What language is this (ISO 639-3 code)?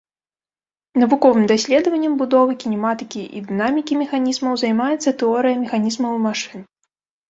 bel